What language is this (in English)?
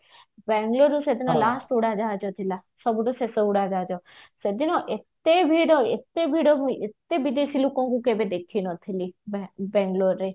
Odia